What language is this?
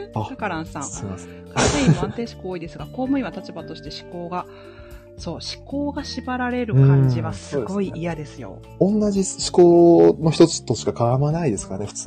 Japanese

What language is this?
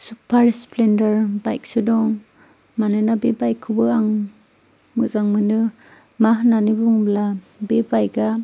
Bodo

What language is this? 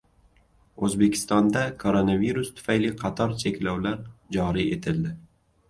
Uzbek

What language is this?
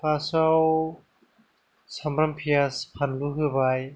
Bodo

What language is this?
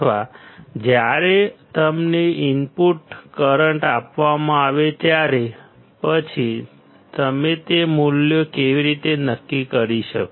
Gujarati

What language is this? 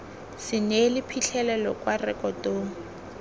Tswana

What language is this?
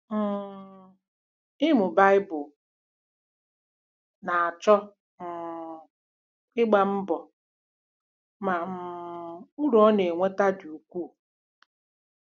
Igbo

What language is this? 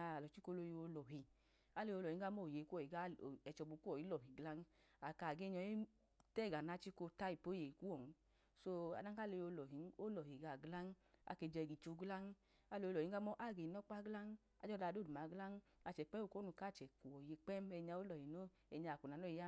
Idoma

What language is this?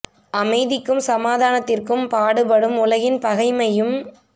Tamil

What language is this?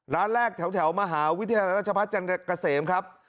Thai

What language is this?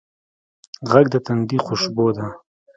Pashto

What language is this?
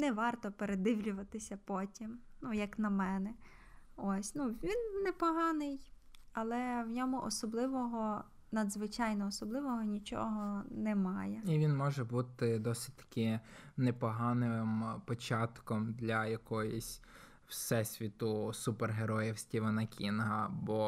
Ukrainian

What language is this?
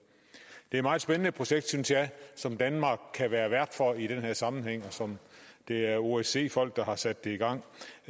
Danish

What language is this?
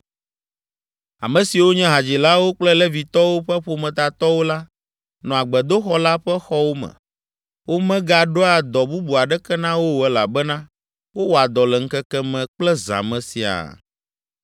Ewe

